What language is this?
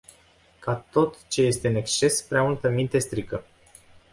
Romanian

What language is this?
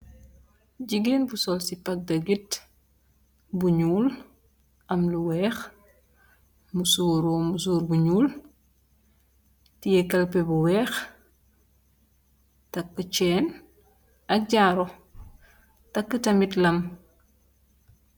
Wolof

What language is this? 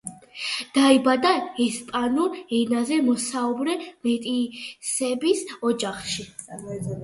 Georgian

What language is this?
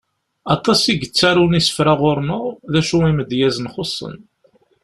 Kabyle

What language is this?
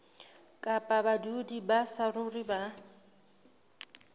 Southern Sotho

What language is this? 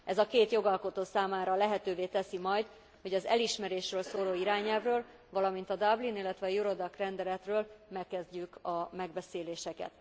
Hungarian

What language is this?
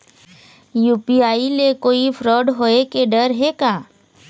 Chhattisgarhi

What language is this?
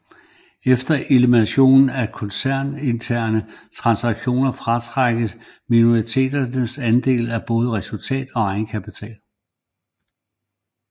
Danish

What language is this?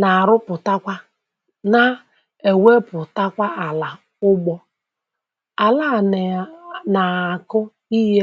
Igbo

